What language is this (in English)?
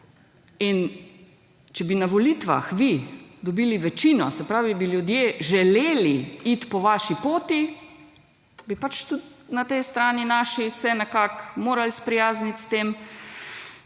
Slovenian